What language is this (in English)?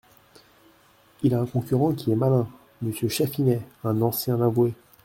French